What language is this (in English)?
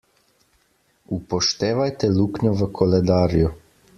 Slovenian